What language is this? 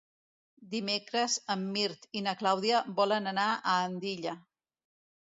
Catalan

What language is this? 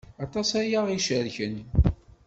Kabyle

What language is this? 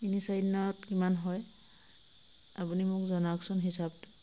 Assamese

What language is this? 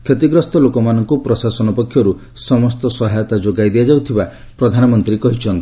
Odia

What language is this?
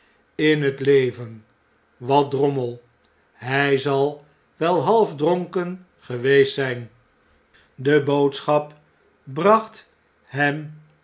Dutch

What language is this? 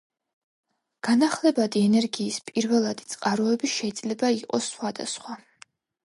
Georgian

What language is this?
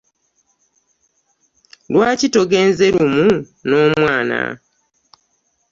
Ganda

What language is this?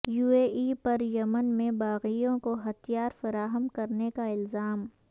Urdu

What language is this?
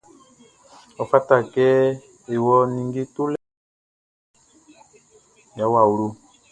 Baoulé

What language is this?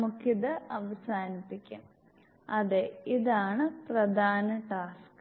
Malayalam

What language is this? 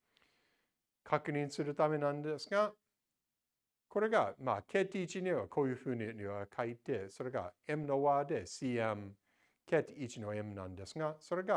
Japanese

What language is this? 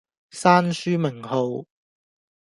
Cantonese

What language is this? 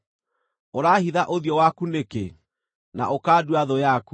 Kikuyu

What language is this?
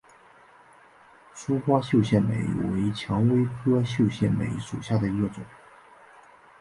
Chinese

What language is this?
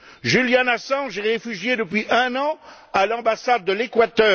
French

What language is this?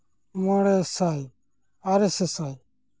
Santali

